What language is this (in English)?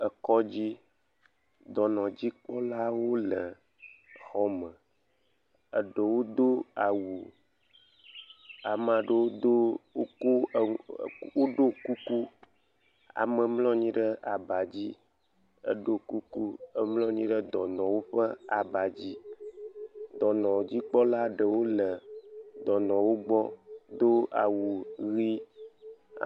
Ewe